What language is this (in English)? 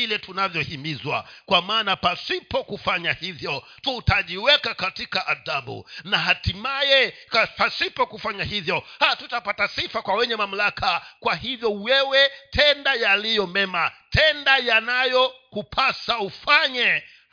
Swahili